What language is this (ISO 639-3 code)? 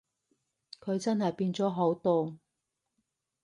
yue